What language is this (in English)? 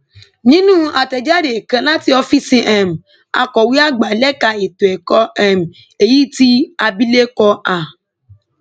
Yoruba